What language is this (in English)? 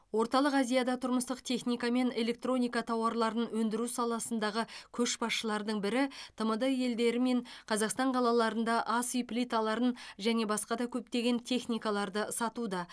Kazakh